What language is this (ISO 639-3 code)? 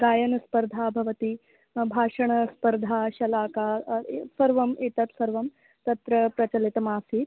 san